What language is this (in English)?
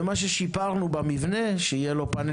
Hebrew